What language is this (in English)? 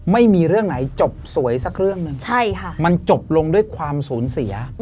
Thai